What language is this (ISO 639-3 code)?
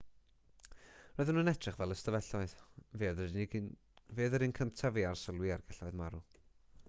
cym